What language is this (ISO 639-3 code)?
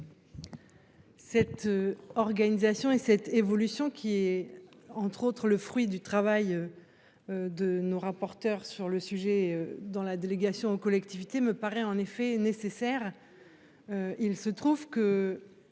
fra